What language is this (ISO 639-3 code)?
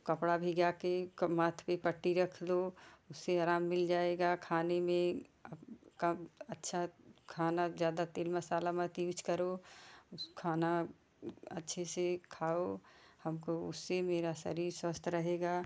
hin